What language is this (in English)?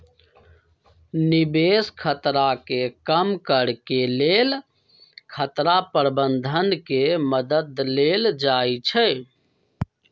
Magahi